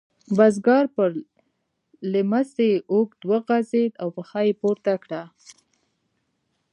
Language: Pashto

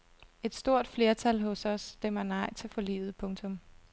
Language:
Danish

